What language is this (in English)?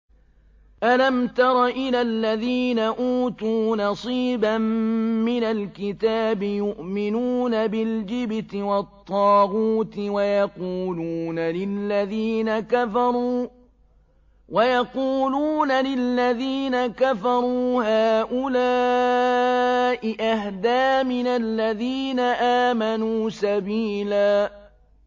Arabic